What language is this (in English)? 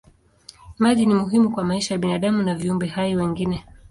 Swahili